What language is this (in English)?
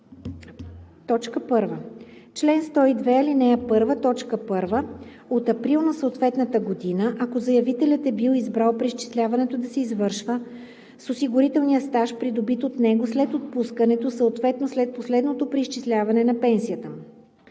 Bulgarian